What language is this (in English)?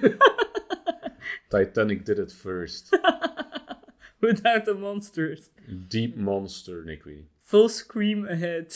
Dutch